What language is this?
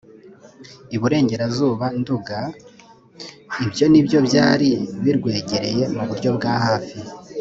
Kinyarwanda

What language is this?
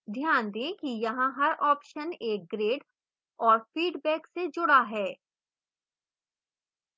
Hindi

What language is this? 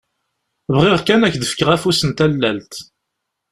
Kabyle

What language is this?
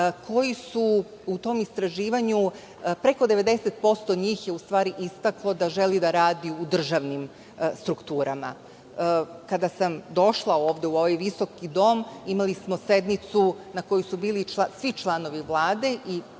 Serbian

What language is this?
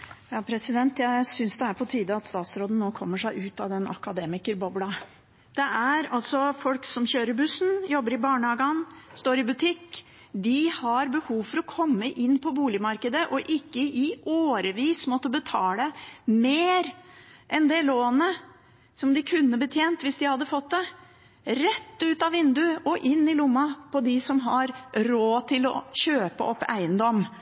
Norwegian Bokmål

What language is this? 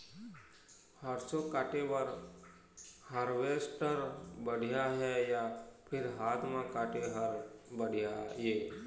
Chhattisgarhi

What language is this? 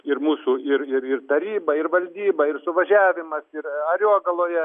Lithuanian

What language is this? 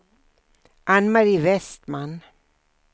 Swedish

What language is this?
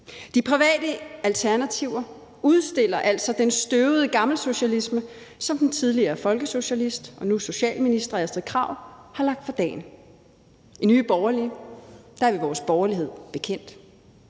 Danish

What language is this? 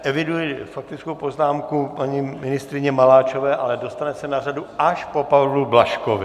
Czech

